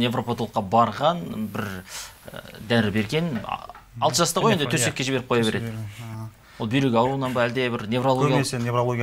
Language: Turkish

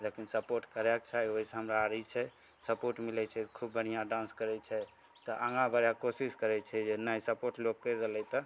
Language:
Maithili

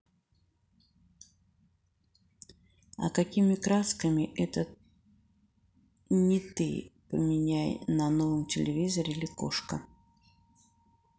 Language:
Russian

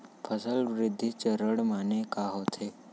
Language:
Chhattisgarhi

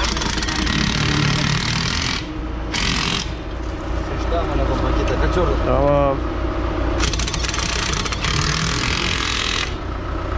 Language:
Turkish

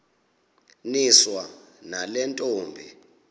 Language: Xhosa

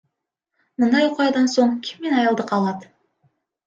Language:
Kyrgyz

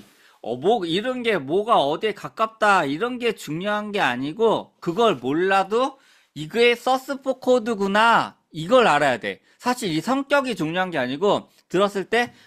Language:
Korean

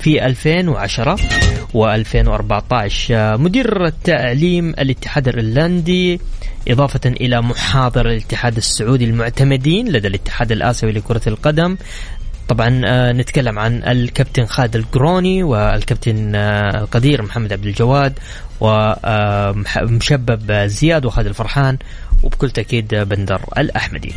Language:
Arabic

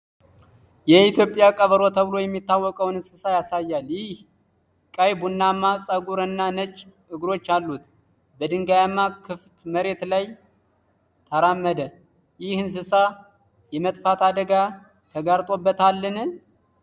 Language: Amharic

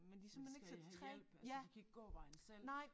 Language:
Danish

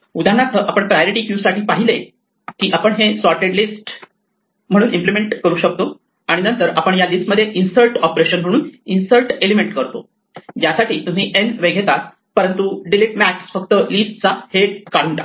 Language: Marathi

